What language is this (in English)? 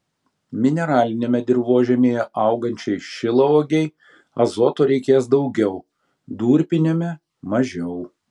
Lithuanian